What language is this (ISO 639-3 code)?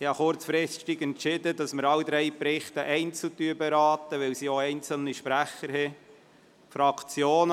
gsw